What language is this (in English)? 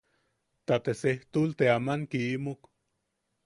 Yaqui